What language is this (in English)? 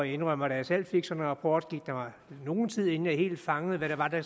Danish